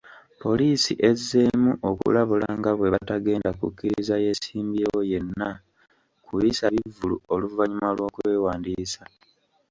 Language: Ganda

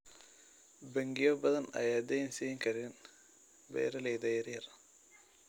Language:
Somali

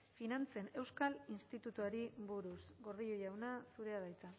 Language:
Basque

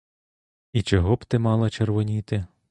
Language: Ukrainian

